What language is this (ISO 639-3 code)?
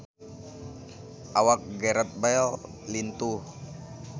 sun